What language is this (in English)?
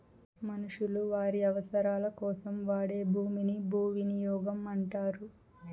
Telugu